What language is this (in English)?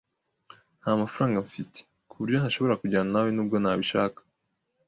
Kinyarwanda